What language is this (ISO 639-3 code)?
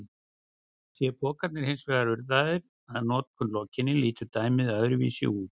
isl